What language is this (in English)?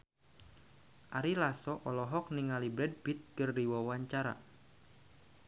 Sundanese